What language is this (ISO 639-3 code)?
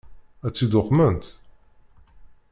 kab